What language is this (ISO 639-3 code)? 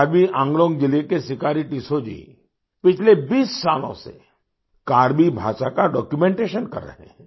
hin